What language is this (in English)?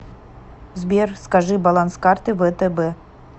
Russian